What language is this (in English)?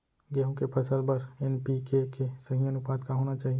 Chhattisgarhi